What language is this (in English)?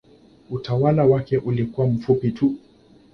Swahili